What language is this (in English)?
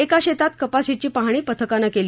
Marathi